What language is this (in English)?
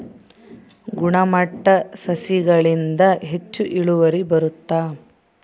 Kannada